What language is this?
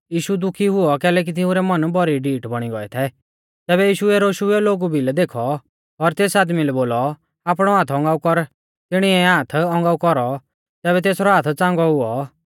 Mahasu Pahari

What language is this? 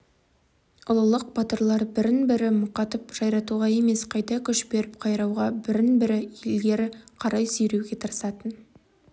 Kazakh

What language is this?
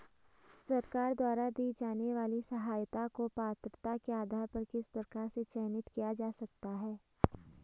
Hindi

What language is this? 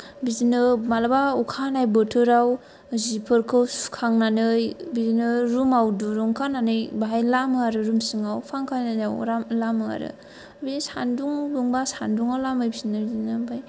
Bodo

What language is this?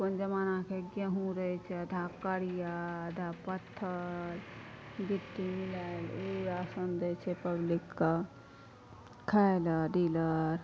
Maithili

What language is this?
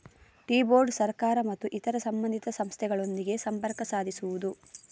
Kannada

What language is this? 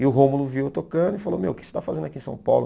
Portuguese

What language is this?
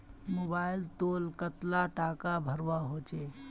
Magahi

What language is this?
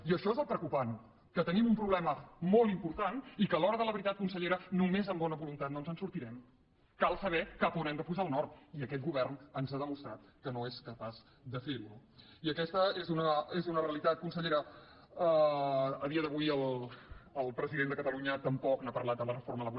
Catalan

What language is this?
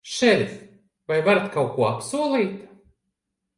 Latvian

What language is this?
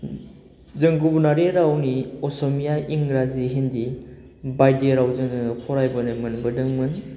Bodo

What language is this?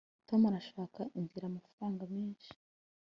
Kinyarwanda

